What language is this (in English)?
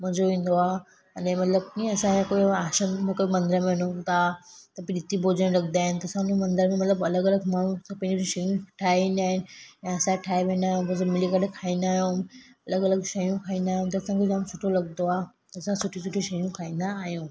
Sindhi